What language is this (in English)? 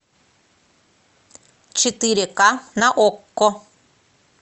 Russian